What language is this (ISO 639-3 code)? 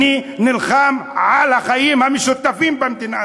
heb